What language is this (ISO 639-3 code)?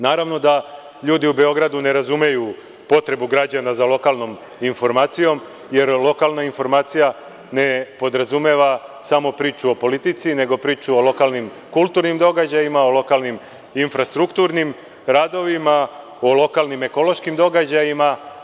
srp